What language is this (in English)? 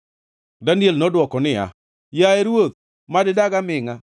Luo (Kenya and Tanzania)